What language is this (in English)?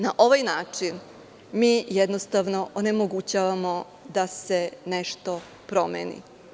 Serbian